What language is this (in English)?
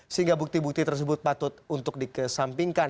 Indonesian